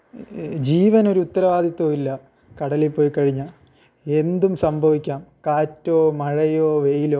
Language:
Malayalam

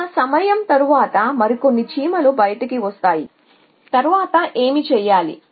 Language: Telugu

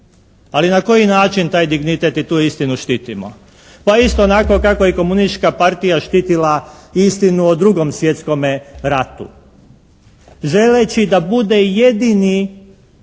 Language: Croatian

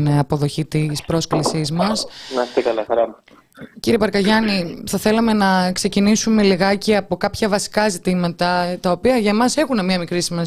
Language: Greek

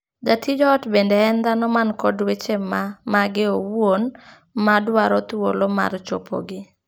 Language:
Luo (Kenya and Tanzania)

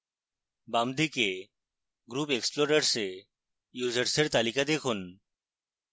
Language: Bangla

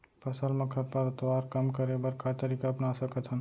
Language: Chhattisgarhi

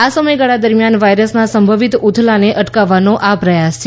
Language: Gujarati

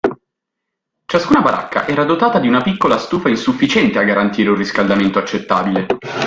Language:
Italian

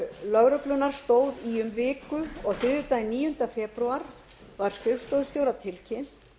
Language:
Icelandic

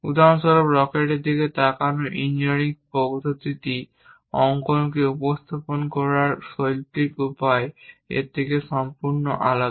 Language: Bangla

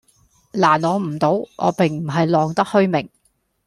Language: Cantonese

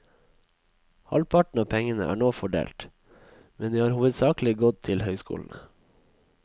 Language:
Norwegian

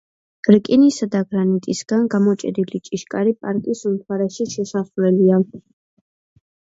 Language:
Georgian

